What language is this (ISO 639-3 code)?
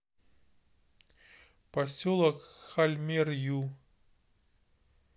rus